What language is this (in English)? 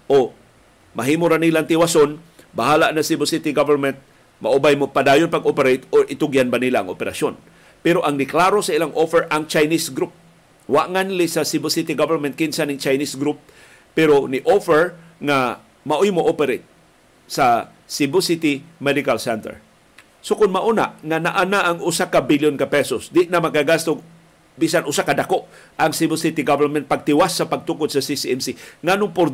Filipino